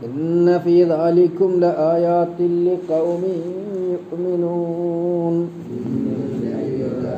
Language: Malayalam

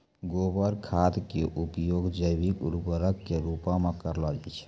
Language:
Maithili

